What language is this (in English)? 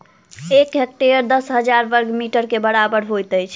Maithili